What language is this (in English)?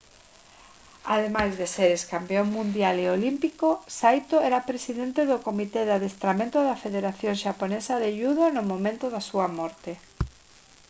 Galician